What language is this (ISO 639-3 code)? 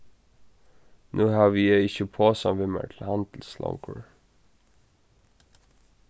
fao